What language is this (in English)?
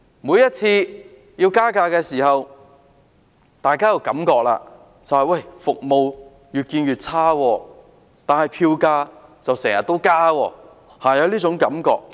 Cantonese